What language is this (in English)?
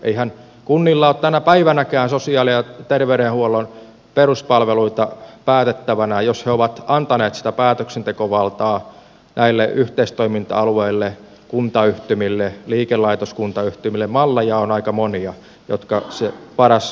Finnish